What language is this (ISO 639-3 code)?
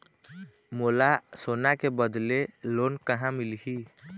hne